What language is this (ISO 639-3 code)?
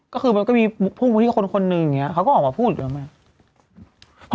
tha